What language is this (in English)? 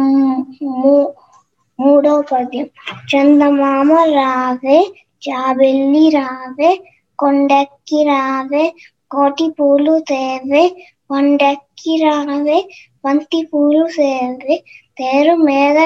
Telugu